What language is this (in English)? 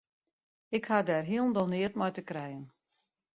Western Frisian